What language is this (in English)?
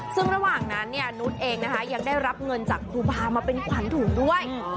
Thai